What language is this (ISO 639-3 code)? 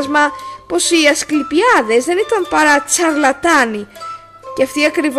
ell